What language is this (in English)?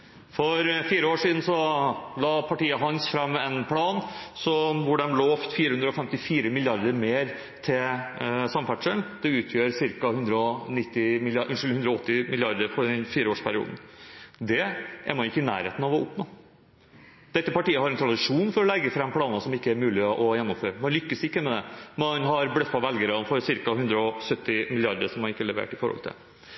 Norwegian Bokmål